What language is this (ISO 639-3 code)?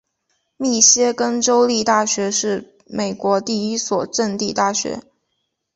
zho